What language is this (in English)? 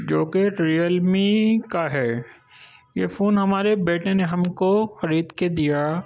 Urdu